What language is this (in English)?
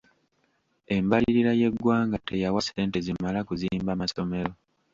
Ganda